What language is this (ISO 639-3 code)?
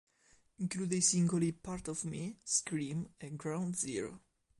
ita